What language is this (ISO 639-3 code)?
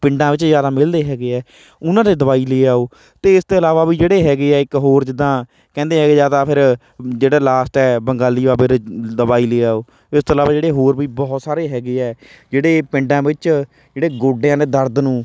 pan